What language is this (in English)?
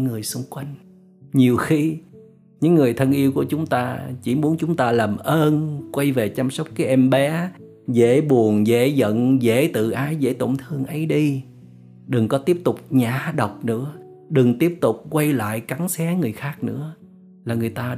Vietnamese